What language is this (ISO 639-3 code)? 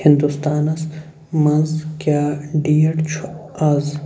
kas